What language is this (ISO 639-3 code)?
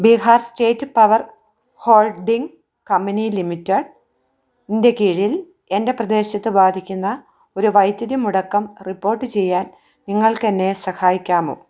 mal